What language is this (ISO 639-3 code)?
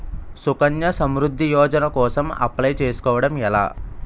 tel